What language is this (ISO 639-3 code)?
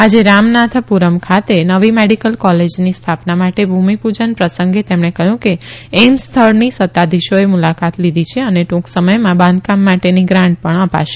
guj